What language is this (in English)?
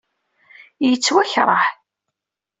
Kabyle